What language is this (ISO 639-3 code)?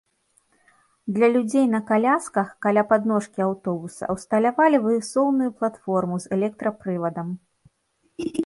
bel